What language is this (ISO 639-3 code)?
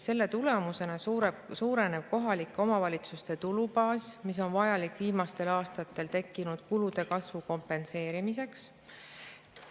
est